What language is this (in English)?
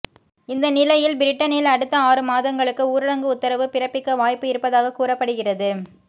Tamil